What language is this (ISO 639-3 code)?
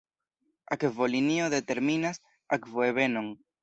epo